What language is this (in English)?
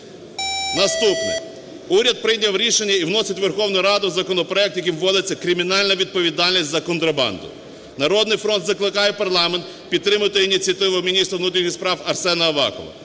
Ukrainian